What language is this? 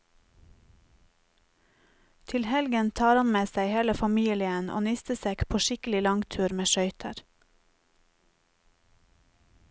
Norwegian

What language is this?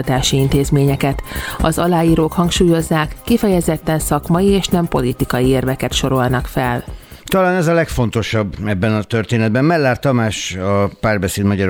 Hungarian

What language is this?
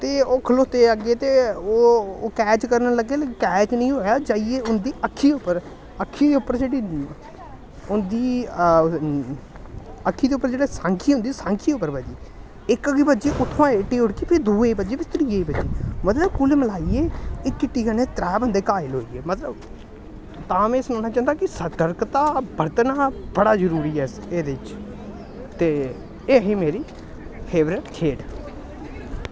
Dogri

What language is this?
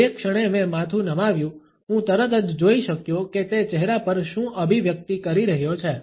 Gujarati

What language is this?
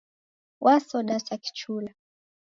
Taita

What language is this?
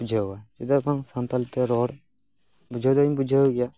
Santali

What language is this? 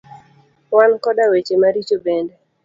Luo (Kenya and Tanzania)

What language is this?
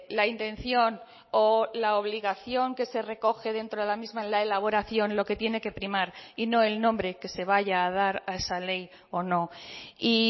Spanish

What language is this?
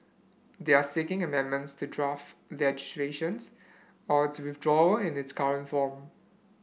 English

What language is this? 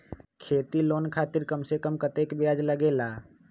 Magahi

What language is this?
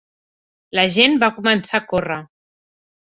Catalan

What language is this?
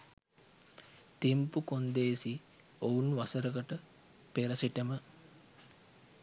Sinhala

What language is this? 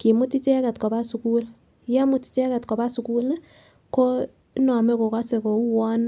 Kalenjin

